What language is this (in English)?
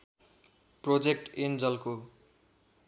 Nepali